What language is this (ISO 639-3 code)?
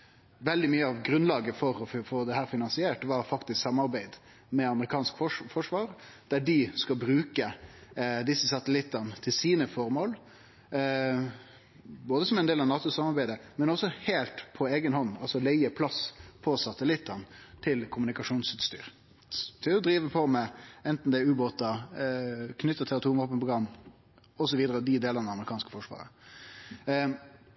nno